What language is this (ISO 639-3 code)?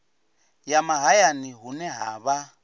ven